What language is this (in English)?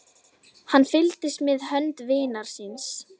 Icelandic